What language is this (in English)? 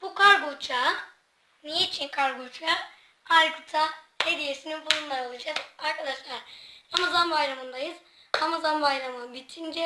Turkish